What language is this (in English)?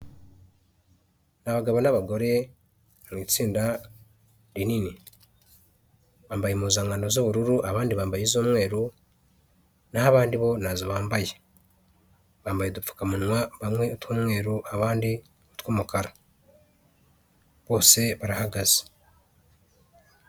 Kinyarwanda